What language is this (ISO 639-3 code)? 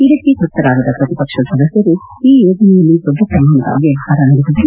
kan